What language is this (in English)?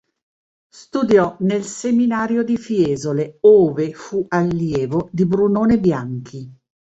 Italian